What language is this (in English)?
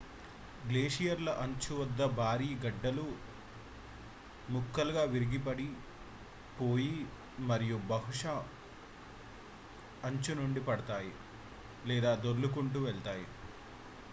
Telugu